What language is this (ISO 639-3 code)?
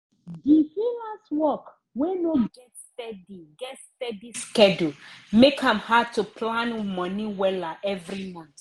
pcm